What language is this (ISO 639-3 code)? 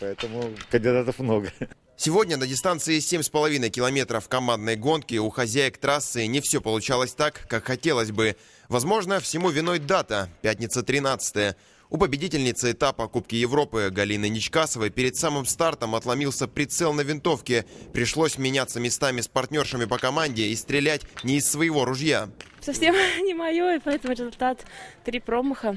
rus